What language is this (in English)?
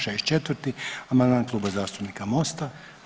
Croatian